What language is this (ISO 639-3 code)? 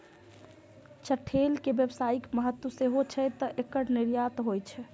mai